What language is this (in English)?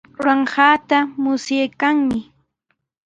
Sihuas Ancash Quechua